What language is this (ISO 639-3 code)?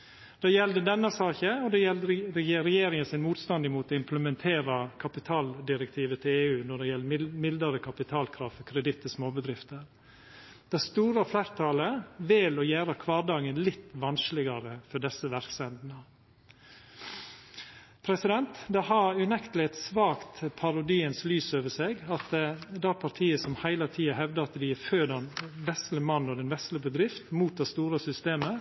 nno